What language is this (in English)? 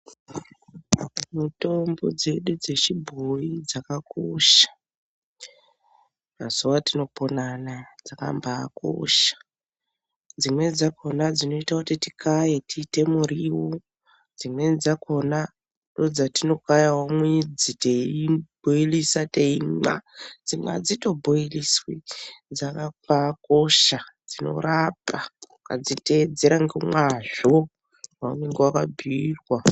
Ndau